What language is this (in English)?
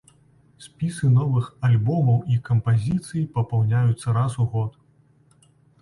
Belarusian